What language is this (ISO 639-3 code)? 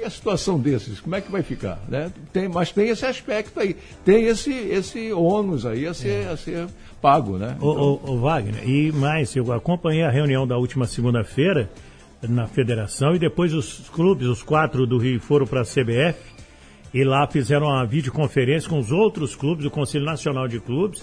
por